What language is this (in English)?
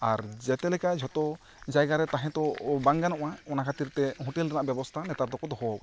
Santali